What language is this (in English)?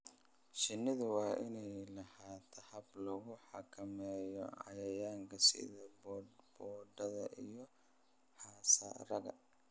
Somali